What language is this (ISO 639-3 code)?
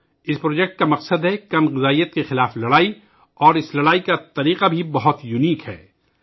urd